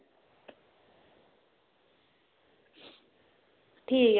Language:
Dogri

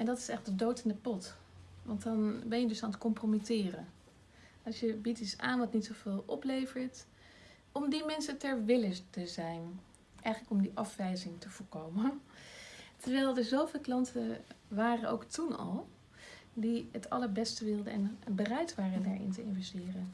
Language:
Dutch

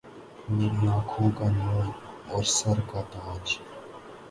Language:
Urdu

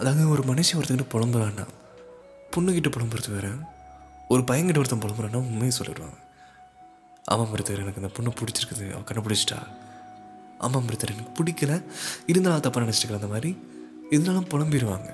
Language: Tamil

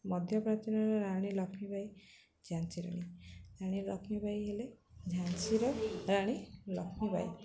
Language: Odia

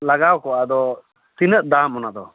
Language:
Santali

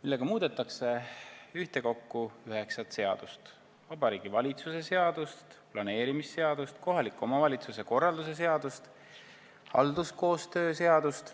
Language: Estonian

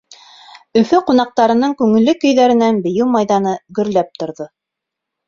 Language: Bashkir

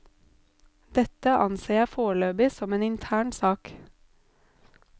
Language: Norwegian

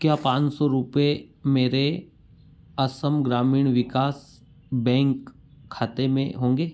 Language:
Hindi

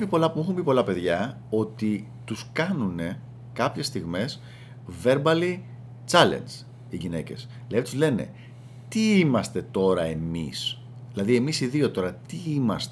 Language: Greek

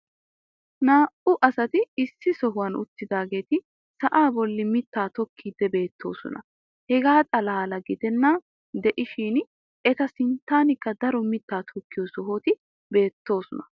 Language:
Wolaytta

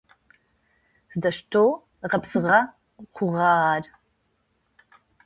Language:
Adyghe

